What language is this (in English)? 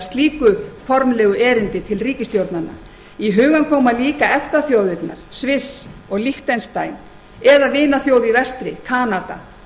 Icelandic